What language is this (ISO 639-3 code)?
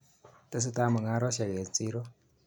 kln